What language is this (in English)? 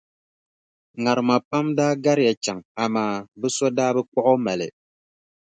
Dagbani